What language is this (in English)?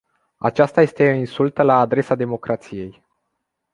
Romanian